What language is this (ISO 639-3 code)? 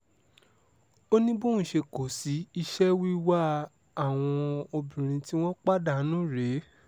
yor